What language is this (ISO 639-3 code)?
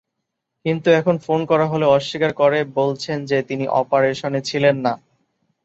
ben